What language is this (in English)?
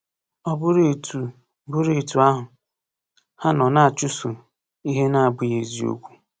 Igbo